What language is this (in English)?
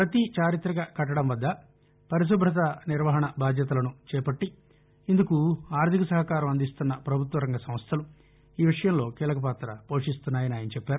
Telugu